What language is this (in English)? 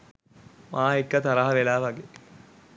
Sinhala